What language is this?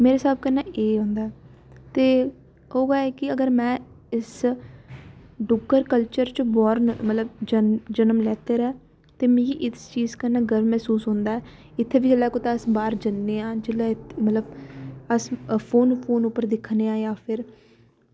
Dogri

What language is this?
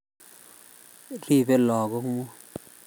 Kalenjin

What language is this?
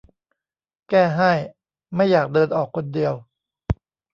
Thai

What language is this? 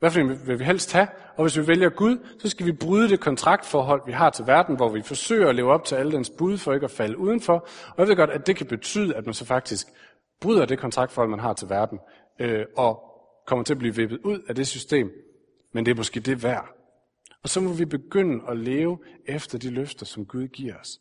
Danish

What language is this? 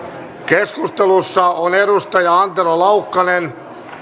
Finnish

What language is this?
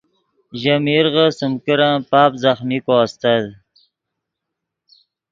Yidgha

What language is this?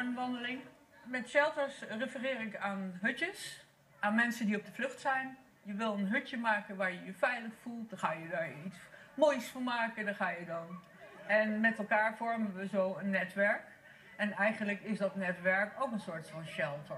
Dutch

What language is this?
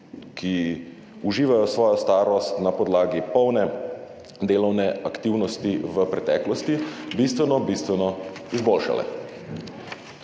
Slovenian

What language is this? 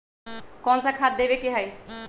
Magahi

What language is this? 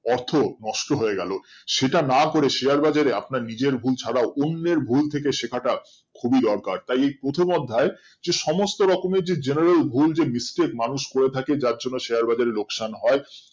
Bangla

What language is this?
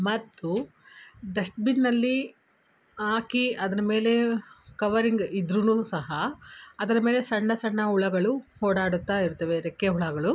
Kannada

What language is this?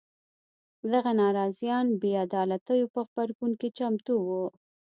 Pashto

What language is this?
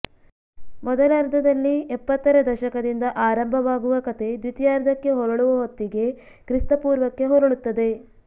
Kannada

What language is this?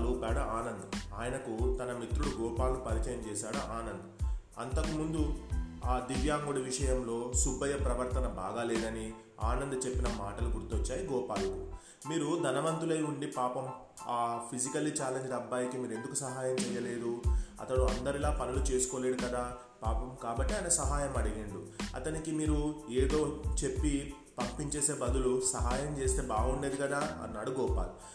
Telugu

